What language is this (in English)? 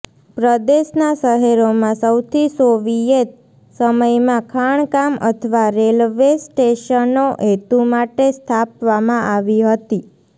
Gujarati